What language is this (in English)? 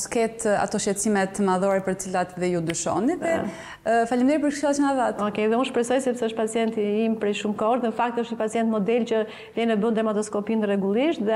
Romanian